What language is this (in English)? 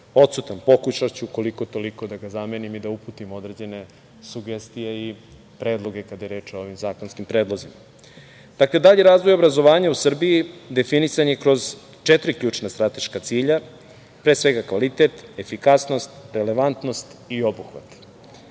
Serbian